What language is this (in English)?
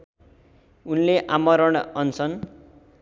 Nepali